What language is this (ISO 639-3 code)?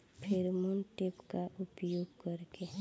bho